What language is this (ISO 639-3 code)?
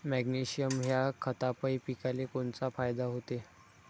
mar